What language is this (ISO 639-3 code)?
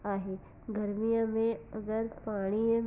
snd